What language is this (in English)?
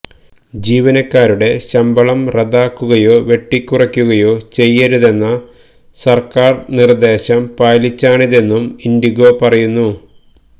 Malayalam